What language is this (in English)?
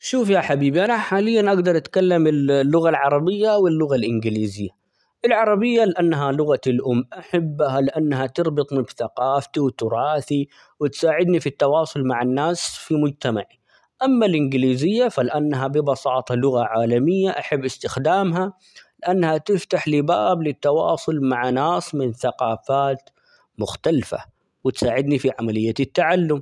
Omani Arabic